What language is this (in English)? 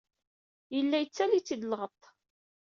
Kabyle